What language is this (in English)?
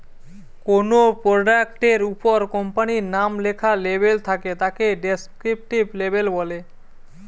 Bangla